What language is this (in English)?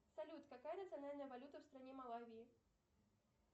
Russian